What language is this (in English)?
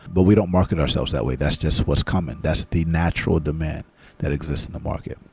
English